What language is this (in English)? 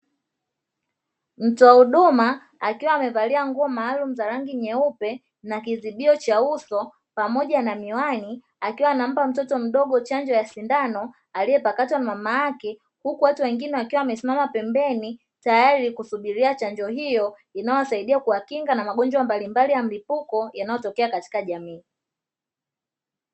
Swahili